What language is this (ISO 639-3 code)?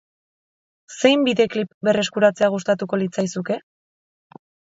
eus